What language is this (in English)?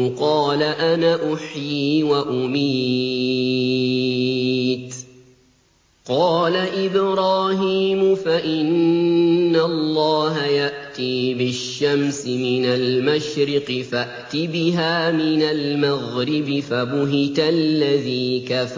Arabic